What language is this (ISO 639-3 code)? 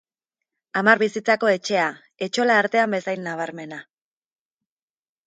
eus